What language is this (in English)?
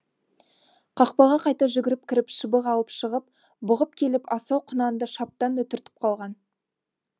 Kazakh